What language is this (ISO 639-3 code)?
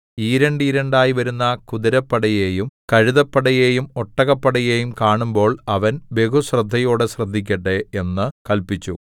mal